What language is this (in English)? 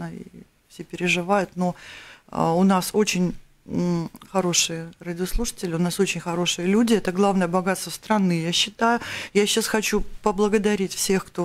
Russian